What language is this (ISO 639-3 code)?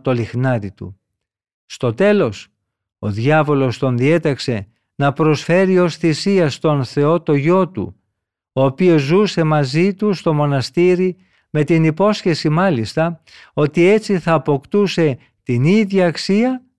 ell